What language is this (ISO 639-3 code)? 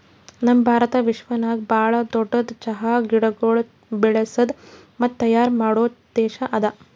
kan